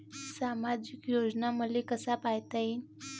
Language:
Marathi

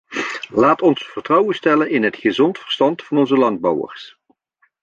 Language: Dutch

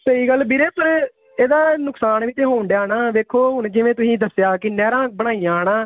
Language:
Punjabi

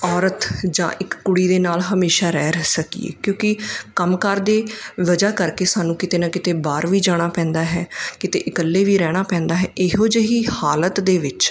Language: Punjabi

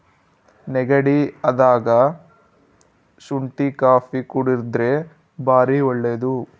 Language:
Kannada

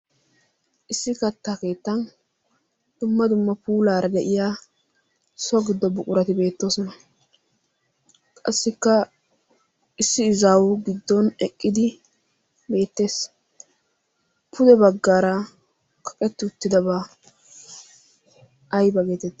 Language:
Wolaytta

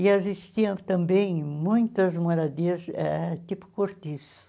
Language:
Portuguese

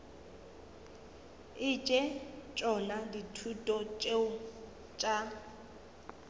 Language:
Northern Sotho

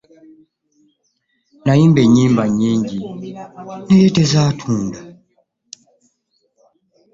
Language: Ganda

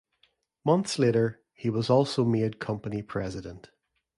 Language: English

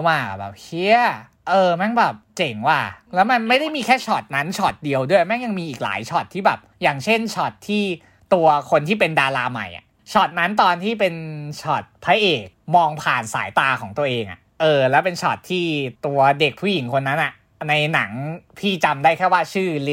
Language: Thai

